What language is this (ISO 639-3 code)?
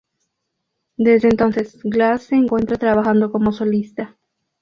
spa